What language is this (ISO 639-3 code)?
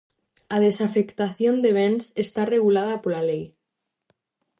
glg